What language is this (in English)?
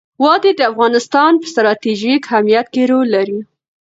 Pashto